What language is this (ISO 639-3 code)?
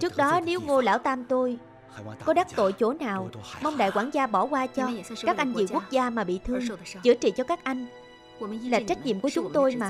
vie